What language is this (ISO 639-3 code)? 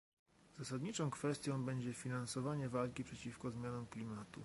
pol